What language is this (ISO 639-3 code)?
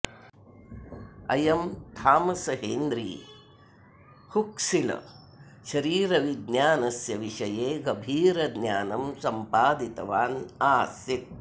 san